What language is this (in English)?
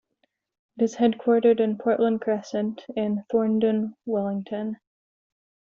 English